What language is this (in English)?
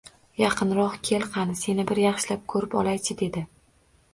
Uzbek